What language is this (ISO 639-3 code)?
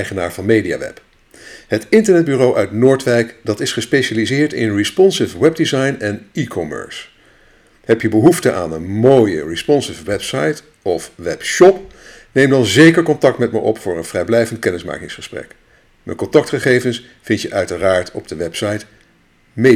nld